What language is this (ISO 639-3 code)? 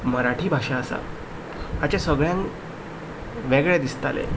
kok